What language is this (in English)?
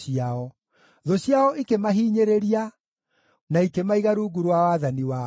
Kikuyu